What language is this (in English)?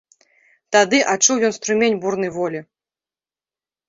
Belarusian